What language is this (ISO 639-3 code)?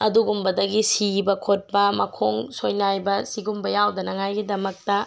mni